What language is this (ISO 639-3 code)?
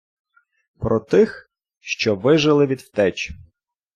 ukr